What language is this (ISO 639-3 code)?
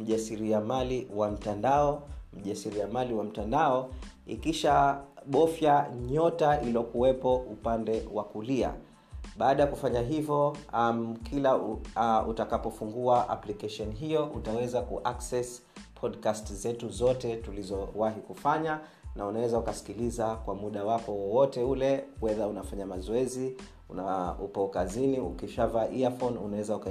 swa